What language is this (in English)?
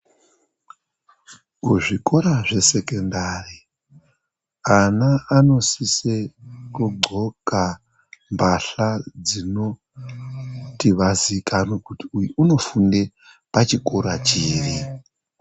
Ndau